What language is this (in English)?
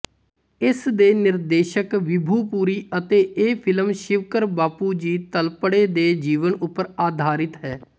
Punjabi